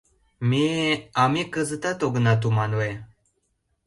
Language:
Mari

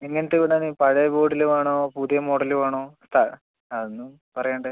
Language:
Malayalam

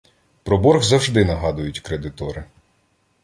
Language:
Ukrainian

